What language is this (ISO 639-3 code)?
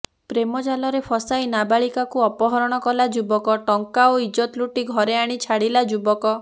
ori